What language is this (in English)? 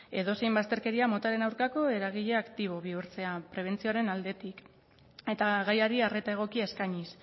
Basque